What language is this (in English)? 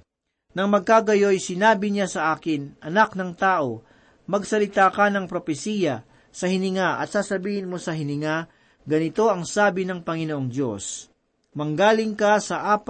Filipino